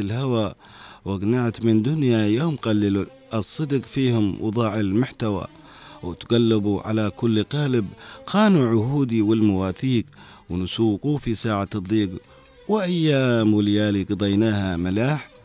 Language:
Arabic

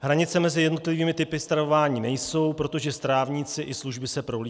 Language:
Czech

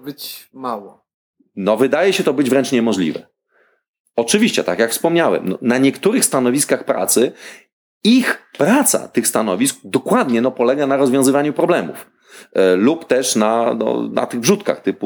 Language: Polish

